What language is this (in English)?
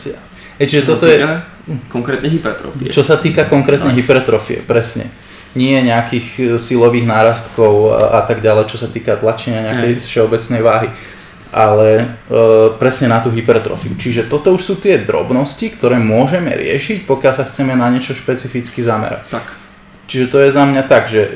Slovak